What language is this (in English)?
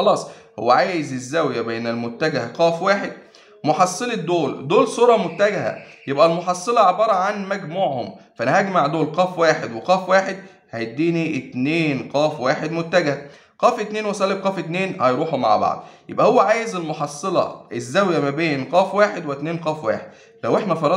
Arabic